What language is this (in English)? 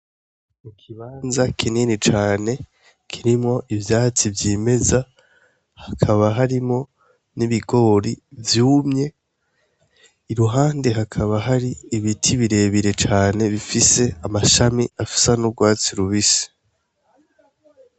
Rundi